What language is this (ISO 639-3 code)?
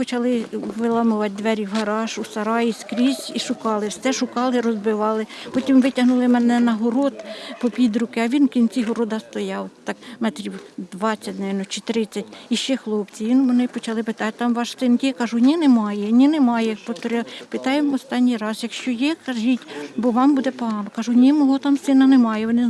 ukr